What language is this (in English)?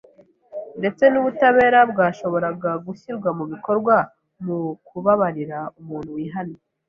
Kinyarwanda